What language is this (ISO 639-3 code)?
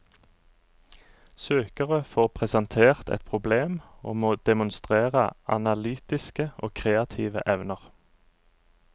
nor